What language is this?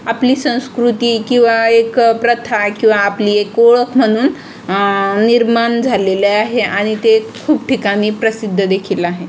Marathi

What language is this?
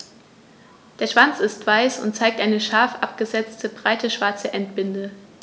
German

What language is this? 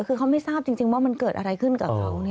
Thai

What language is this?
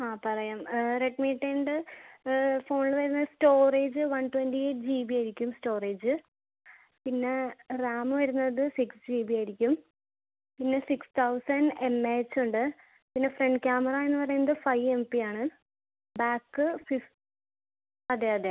Malayalam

